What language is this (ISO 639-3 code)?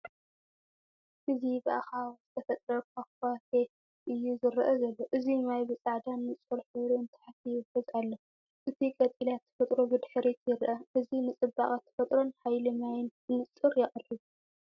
tir